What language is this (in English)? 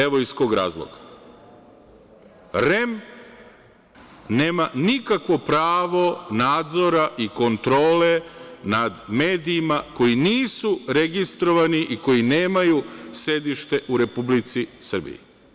Serbian